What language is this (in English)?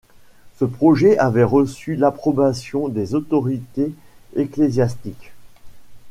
French